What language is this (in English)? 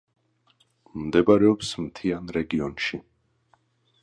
Georgian